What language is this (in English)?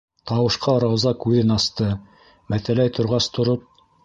Bashkir